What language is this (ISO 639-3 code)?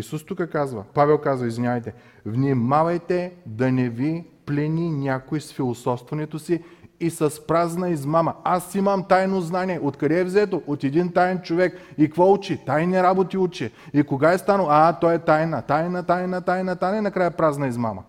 bul